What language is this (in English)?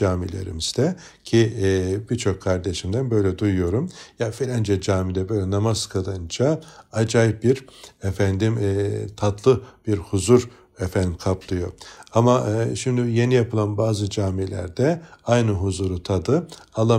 Turkish